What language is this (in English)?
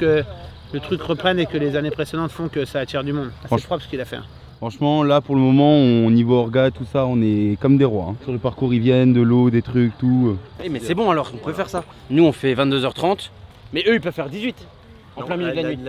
French